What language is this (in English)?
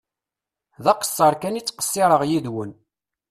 Kabyle